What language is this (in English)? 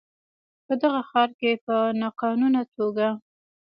Pashto